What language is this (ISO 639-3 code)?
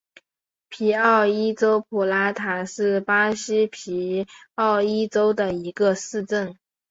zho